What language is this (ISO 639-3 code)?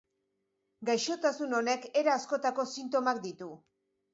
eus